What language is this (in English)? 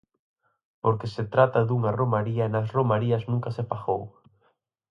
Galician